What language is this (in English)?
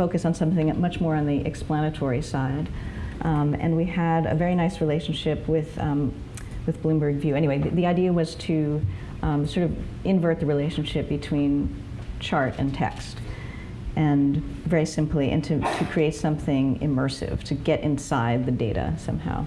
English